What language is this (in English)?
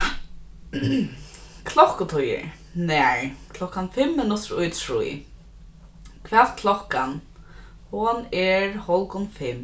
Faroese